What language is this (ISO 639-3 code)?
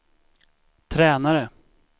swe